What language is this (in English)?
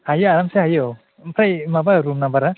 Bodo